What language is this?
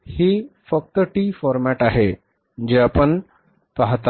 Marathi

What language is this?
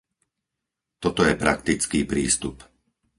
Slovak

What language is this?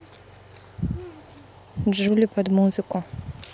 Russian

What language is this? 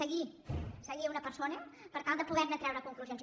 Catalan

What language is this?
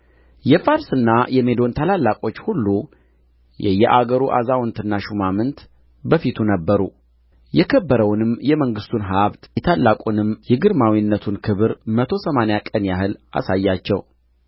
Amharic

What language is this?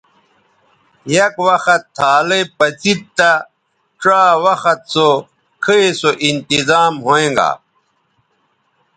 Bateri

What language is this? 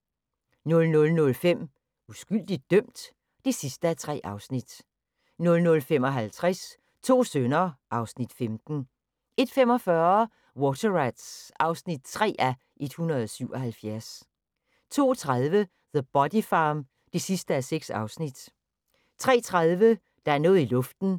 Danish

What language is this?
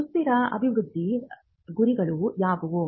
Kannada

